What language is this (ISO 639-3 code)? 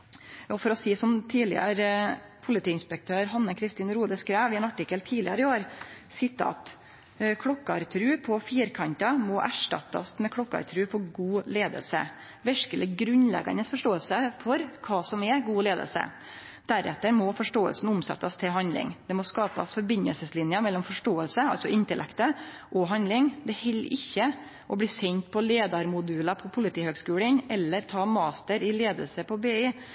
nno